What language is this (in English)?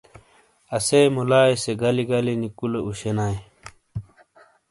Shina